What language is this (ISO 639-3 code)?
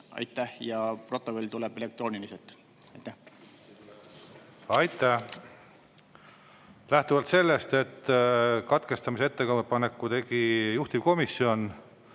est